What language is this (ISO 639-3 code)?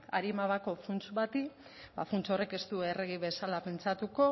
eus